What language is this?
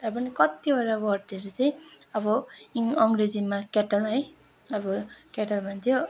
Nepali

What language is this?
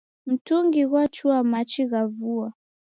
Taita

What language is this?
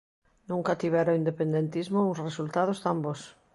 Galician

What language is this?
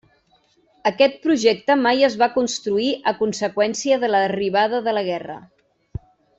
Catalan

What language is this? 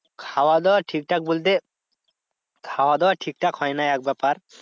Bangla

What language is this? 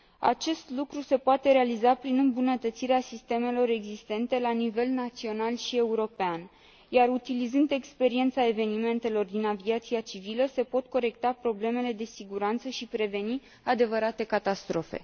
Romanian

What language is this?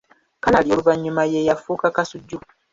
Ganda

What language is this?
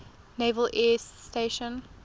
English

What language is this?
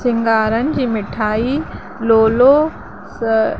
Sindhi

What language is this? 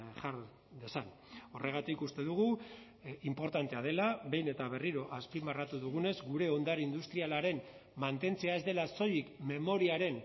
Basque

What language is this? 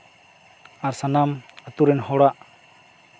Santali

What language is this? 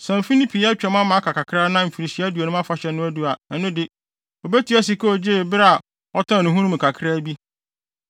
Akan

